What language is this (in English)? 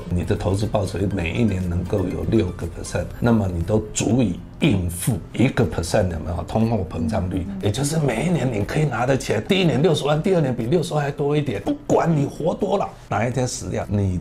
Chinese